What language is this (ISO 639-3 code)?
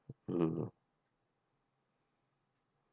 eng